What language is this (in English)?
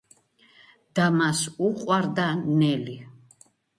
Georgian